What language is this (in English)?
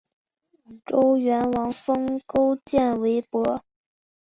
Chinese